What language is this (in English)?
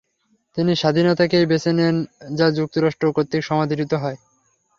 Bangla